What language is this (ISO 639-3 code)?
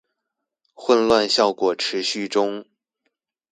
zho